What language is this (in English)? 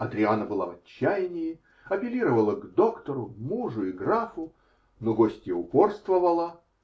Russian